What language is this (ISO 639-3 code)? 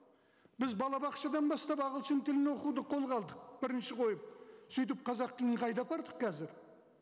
kaz